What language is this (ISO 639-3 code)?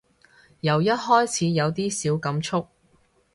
yue